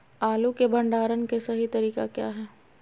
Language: Magahi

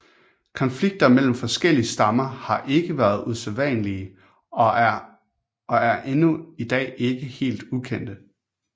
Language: Danish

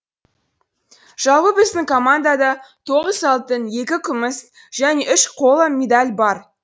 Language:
Kazakh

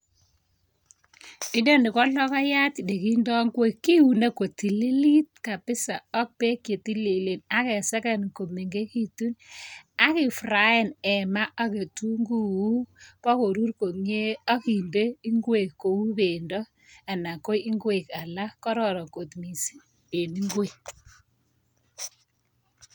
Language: Kalenjin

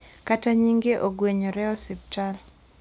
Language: Luo (Kenya and Tanzania)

